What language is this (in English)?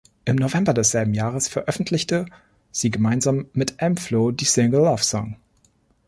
German